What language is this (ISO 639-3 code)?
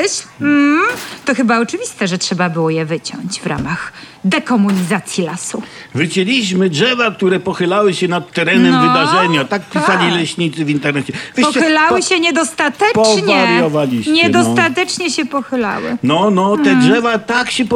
pol